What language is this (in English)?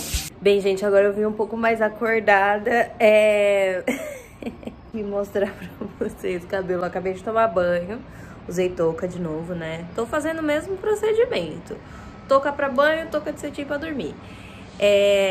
Portuguese